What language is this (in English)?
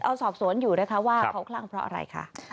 Thai